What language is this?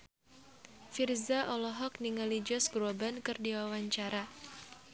Sundanese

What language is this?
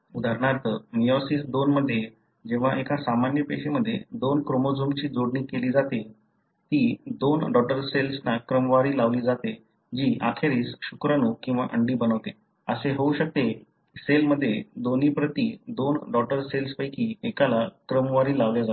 Marathi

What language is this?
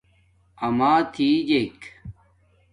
Domaaki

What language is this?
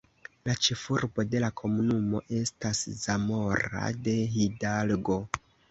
Esperanto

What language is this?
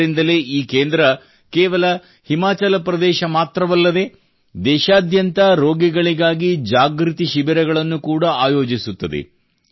Kannada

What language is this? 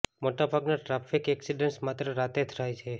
Gujarati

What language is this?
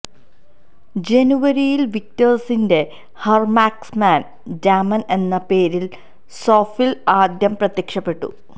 Malayalam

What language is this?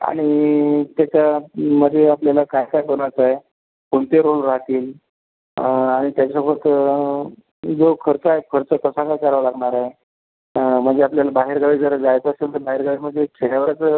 Marathi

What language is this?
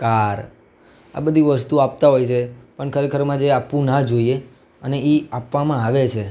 Gujarati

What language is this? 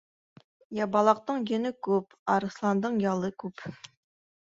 Bashkir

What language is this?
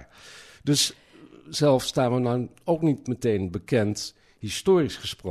Dutch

